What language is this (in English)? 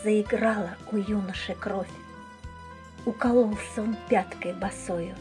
Russian